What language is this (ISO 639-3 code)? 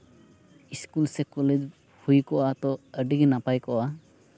sat